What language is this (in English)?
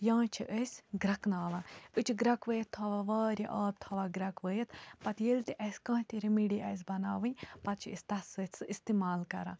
Kashmiri